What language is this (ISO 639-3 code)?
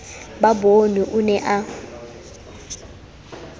sot